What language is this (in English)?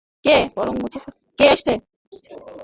Bangla